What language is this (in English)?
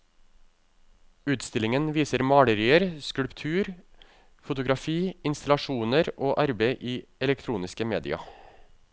Norwegian